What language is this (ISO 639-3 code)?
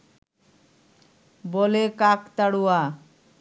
ben